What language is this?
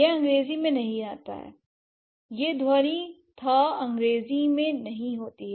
Hindi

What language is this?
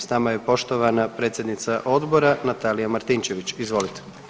Croatian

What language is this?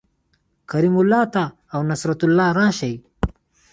Pashto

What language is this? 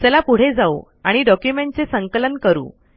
Marathi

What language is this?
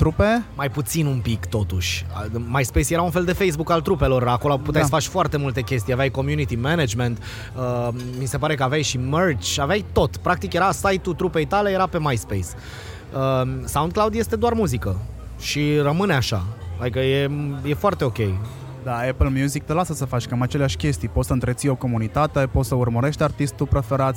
Romanian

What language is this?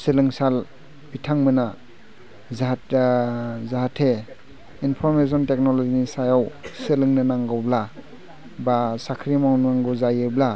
Bodo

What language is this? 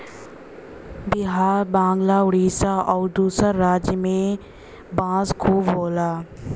Bhojpuri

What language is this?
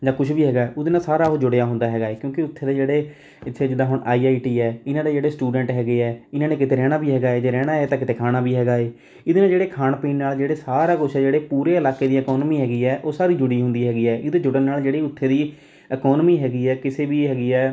Punjabi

